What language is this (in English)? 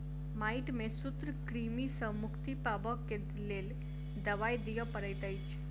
Maithili